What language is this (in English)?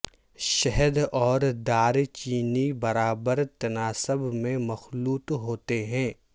Urdu